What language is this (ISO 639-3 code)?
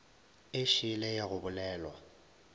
nso